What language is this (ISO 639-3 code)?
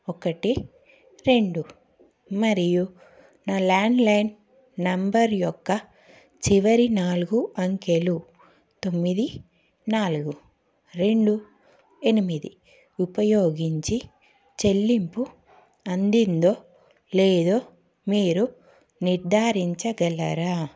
tel